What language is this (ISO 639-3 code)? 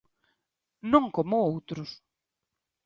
glg